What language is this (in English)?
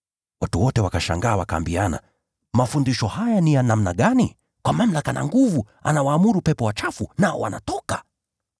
Swahili